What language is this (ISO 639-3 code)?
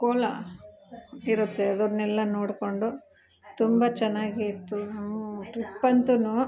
kan